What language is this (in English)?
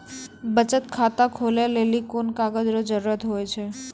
Maithili